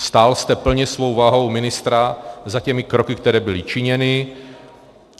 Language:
Czech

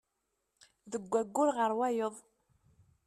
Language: Kabyle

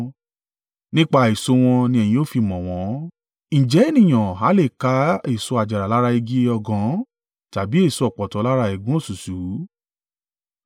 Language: Yoruba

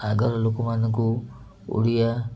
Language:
Odia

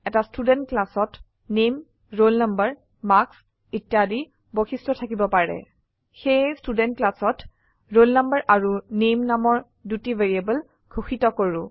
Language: Assamese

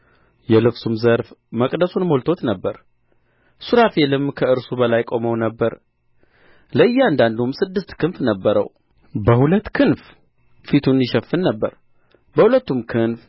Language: Amharic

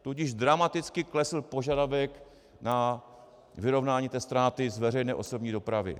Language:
Czech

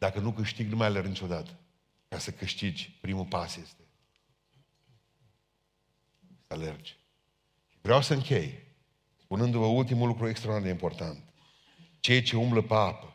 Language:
Romanian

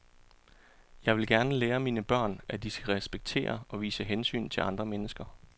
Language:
Danish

